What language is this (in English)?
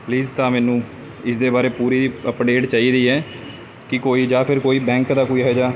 Punjabi